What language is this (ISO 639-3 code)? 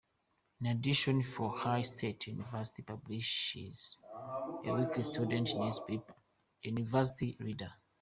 eng